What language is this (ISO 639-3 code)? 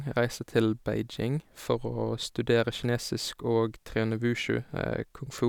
nor